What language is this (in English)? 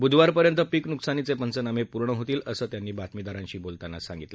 Marathi